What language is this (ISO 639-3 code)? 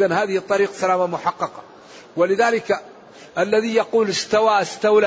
ara